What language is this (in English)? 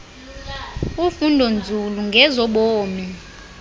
Xhosa